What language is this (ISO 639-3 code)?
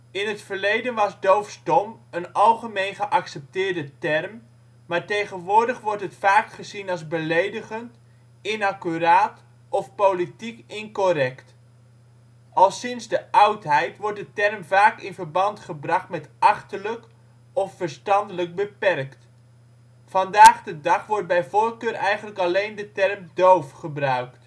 nld